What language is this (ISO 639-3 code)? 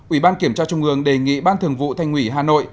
vie